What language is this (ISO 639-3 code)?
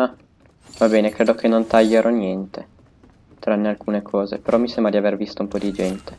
ita